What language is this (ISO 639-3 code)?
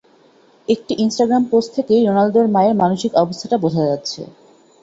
ben